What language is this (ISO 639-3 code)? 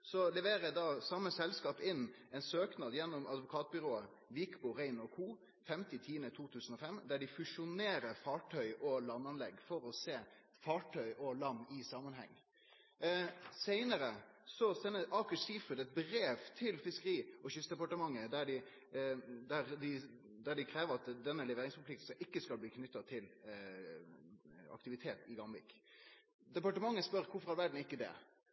nno